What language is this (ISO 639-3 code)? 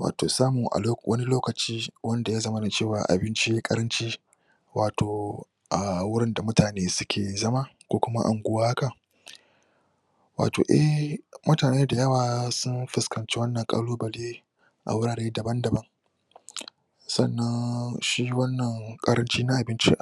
hau